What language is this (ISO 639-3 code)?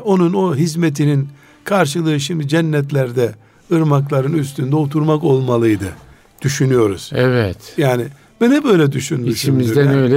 tur